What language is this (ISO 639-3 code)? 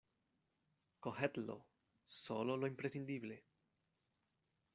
spa